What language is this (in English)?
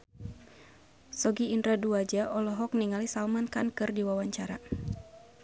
Sundanese